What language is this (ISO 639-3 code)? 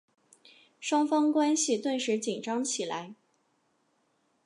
zho